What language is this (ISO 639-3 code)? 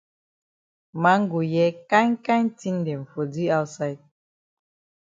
wes